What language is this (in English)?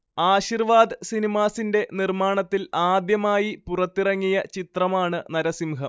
Malayalam